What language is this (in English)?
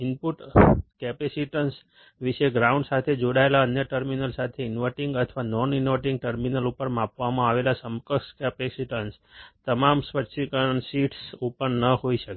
Gujarati